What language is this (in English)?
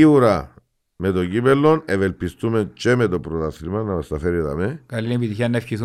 Greek